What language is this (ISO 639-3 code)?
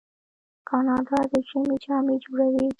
pus